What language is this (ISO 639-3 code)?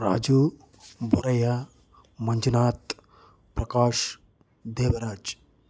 kan